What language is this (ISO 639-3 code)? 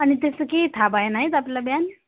nep